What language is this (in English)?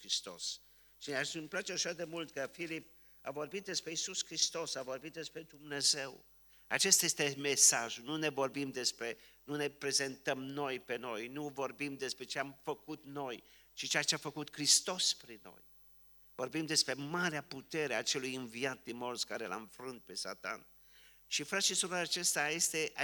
Romanian